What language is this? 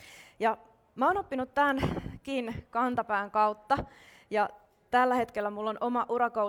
Finnish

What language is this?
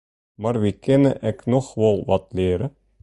Western Frisian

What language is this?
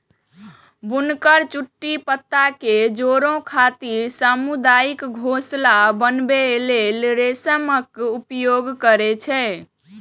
Maithili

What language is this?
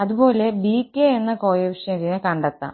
Malayalam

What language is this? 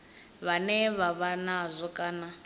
Venda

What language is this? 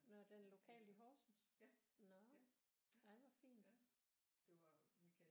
Danish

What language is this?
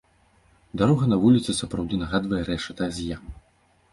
Belarusian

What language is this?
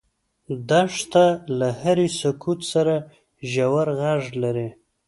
Pashto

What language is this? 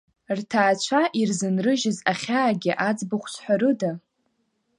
Abkhazian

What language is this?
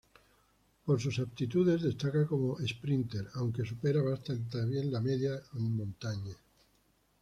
Spanish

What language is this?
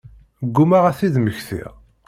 Kabyle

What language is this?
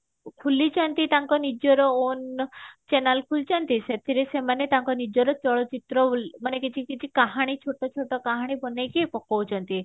Odia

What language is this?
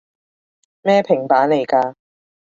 Cantonese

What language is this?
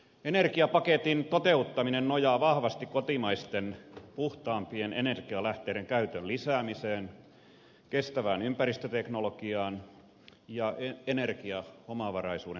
Finnish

